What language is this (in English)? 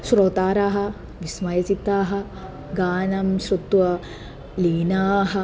Sanskrit